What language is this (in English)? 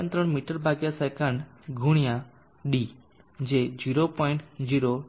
Gujarati